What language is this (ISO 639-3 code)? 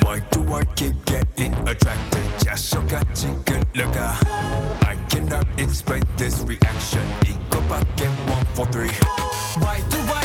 ita